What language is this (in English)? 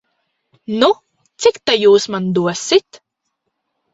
Latvian